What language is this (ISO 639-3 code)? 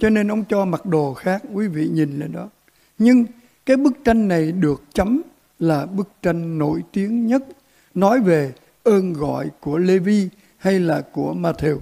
vie